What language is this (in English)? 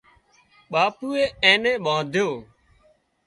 Wadiyara Koli